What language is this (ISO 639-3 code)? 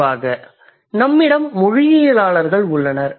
tam